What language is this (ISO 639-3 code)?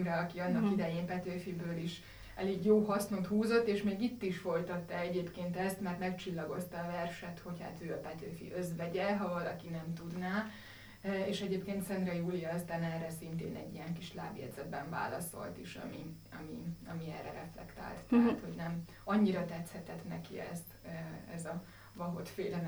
hun